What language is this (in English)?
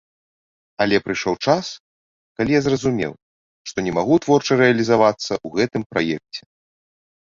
Belarusian